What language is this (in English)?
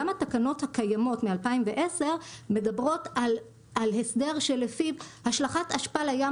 Hebrew